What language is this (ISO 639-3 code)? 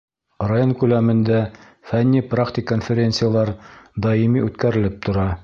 bak